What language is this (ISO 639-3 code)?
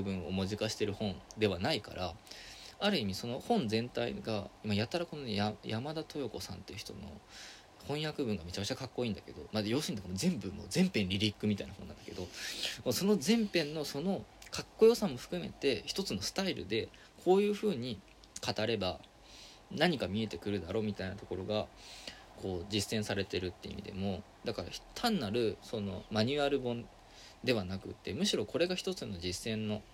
jpn